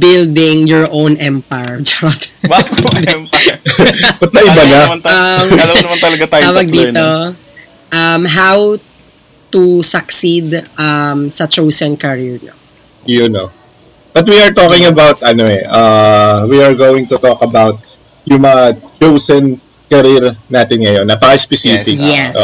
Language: Filipino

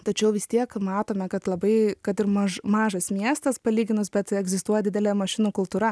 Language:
Lithuanian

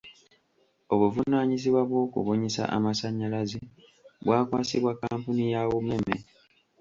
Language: Ganda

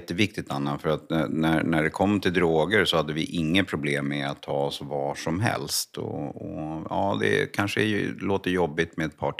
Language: Swedish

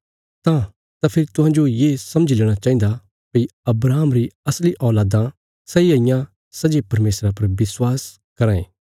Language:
Bilaspuri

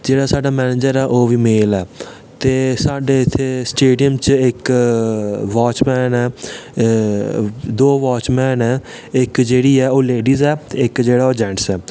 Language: Dogri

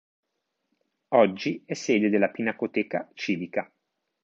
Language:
Italian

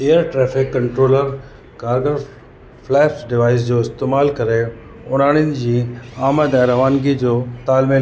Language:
Sindhi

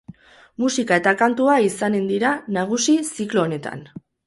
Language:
Basque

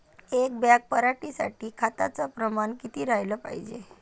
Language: Marathi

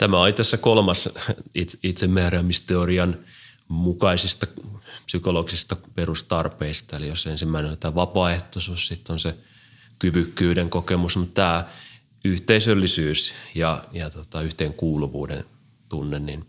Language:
Finnish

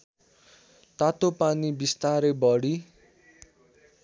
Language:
Nepali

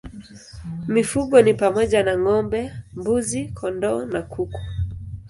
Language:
Swahili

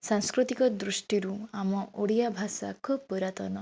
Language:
Odia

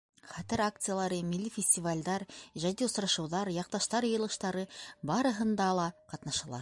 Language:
Bashkir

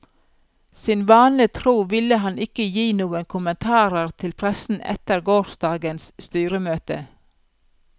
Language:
Norwegian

